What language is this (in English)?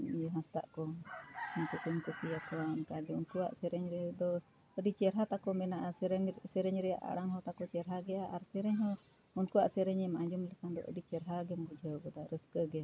Santali